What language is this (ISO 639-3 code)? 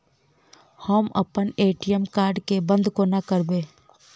mai